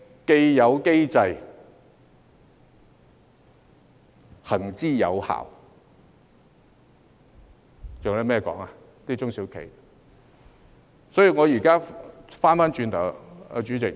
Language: Cantonese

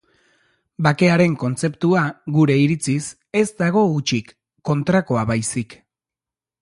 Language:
Basque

